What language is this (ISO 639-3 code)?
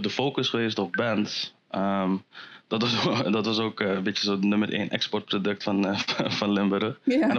nld